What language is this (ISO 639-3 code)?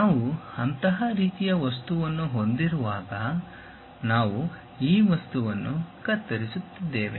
kan